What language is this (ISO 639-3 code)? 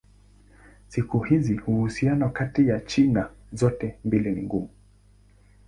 swa